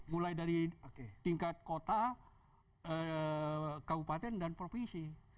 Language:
Indonesian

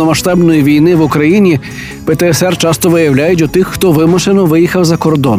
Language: Ukrainian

